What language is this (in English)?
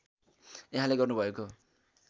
Nepali